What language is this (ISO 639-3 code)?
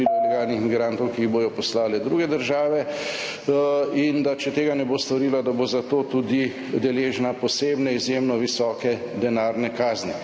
slv